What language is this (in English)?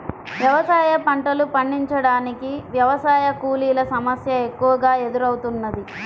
Telugu